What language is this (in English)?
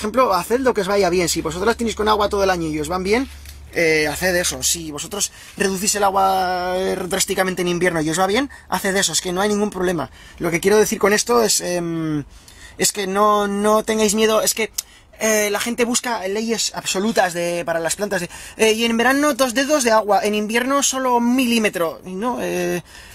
Spanish